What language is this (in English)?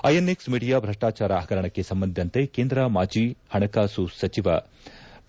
Kannada